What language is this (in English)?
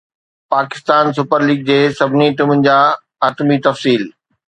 Sindhi